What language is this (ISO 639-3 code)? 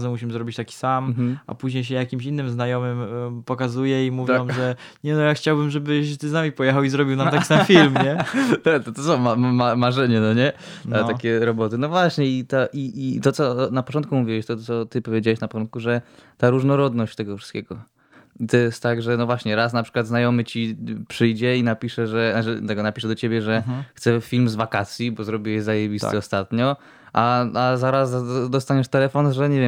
pol